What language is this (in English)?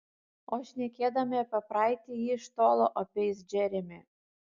Lithuanian